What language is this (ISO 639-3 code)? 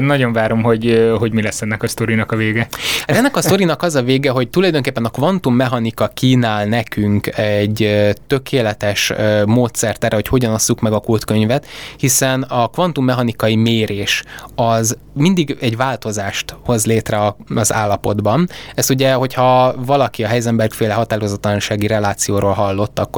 hun